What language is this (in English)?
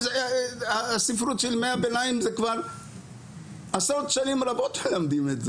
Hebrew